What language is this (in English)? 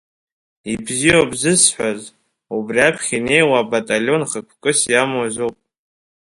Abkhazian